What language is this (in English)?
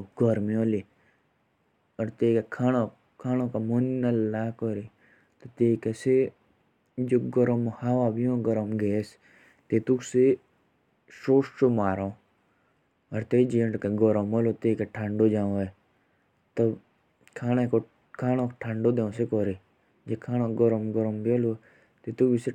Jaunsari